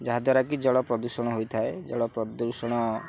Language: Odia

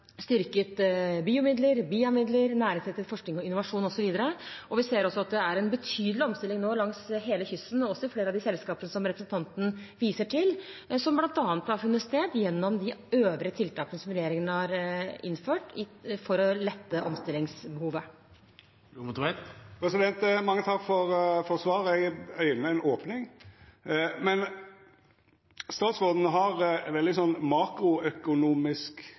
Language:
Norwegian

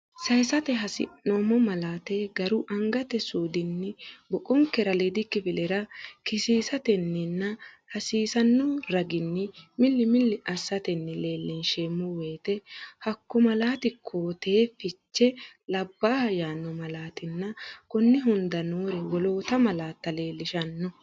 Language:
Sidamo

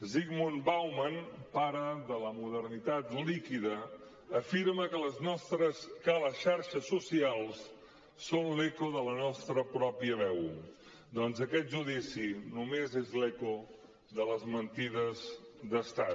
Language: Catalan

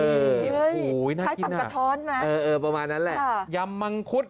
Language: Thai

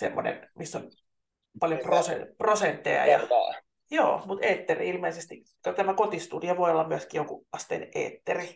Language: Finnish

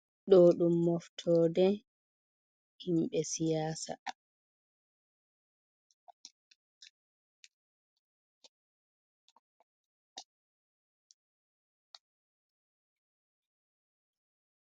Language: Fula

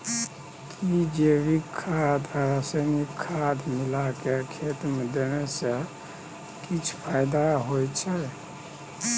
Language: Maithili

